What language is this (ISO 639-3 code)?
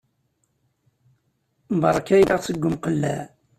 kab